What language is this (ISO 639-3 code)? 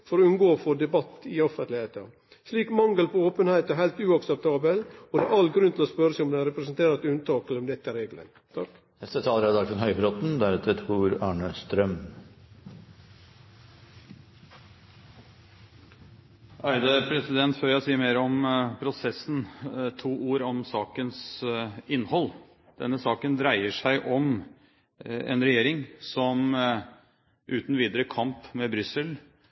nor